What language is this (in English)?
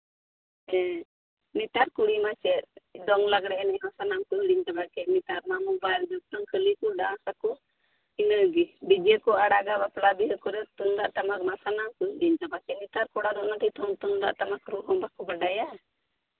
Santali